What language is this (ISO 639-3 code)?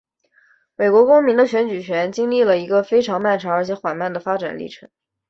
zho